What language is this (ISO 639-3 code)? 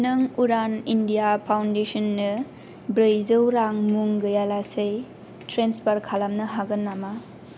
brx